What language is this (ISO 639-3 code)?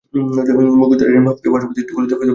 ben